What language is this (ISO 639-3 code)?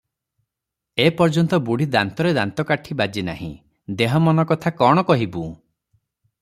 ori